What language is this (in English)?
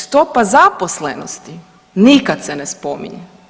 Croatian